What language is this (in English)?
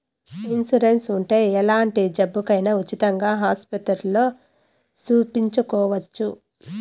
Telugu